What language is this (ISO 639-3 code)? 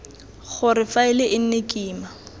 tsn